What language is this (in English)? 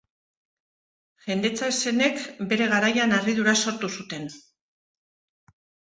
Basque